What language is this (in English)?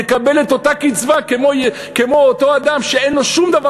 Hebrew